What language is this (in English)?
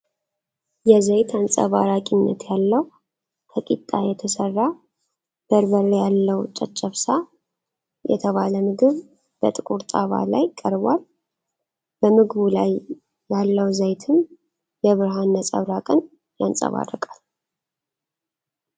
Amharic